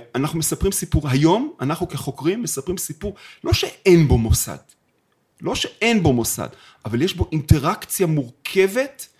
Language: Hebrew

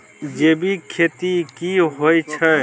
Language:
Maithili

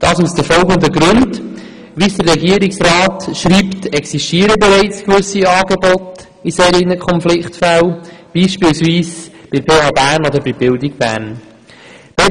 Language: Swiss German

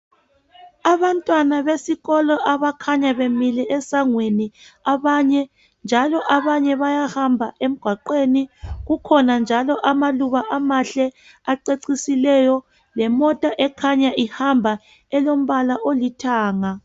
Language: North Ndebele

